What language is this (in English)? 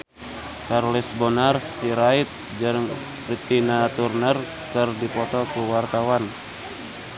Sundanese